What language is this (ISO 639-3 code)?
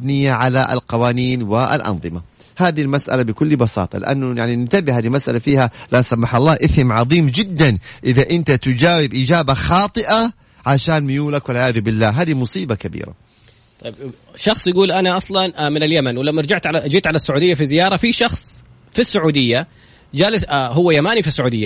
ara